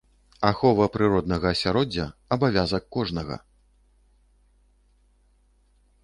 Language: Belarusian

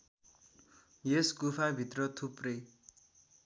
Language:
Nepali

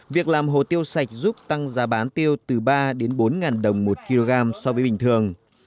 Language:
Vietnamese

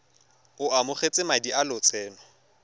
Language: Tswana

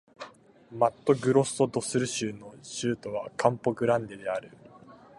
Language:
Japanese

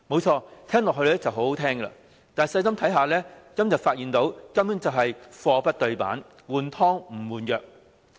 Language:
Cantonese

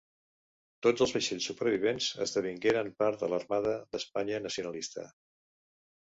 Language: Catalan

